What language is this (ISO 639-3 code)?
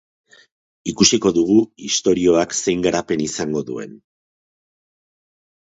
eus